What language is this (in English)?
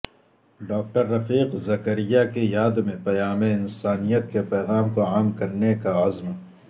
Urdu